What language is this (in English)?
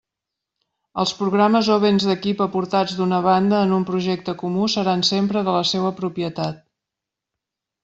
Catalan